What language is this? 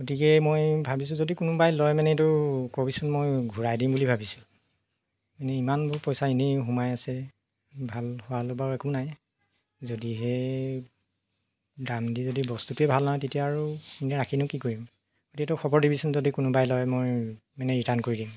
Assamese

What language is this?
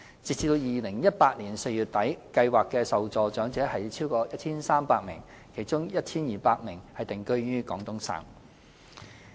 Cantonese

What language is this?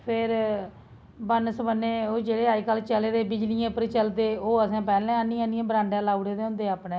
Dogri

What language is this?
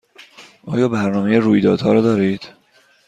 Persian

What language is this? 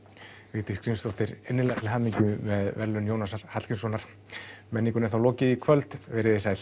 Icelandic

